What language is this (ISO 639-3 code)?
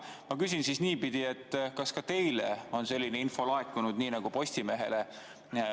est